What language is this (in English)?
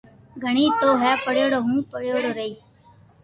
Loarki